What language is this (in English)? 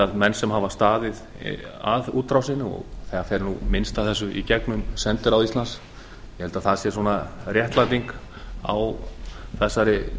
Icelandic